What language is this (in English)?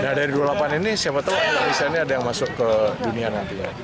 Indonesian